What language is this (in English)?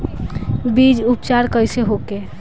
Bhojpuri